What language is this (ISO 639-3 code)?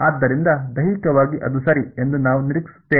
kan